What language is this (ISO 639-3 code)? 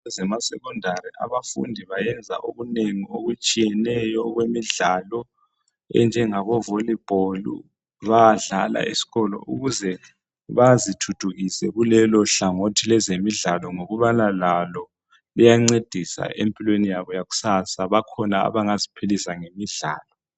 nde